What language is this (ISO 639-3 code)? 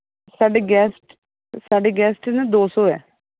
pan